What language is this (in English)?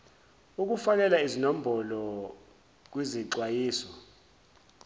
Zulu